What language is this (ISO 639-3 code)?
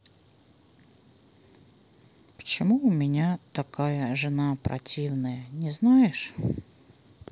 rus